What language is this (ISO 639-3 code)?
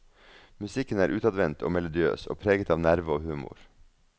nor